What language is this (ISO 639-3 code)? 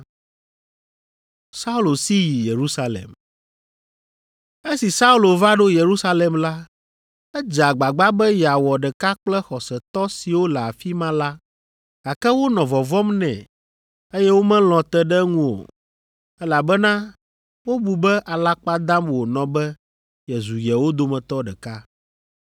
ewe